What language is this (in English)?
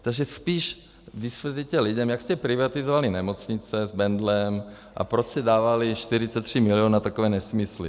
Czech